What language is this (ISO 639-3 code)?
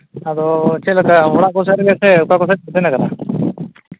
sat